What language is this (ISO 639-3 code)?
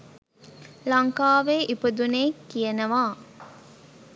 sin